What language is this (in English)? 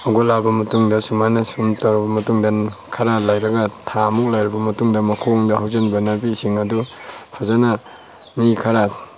Manipuri